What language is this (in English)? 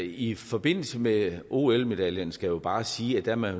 Danish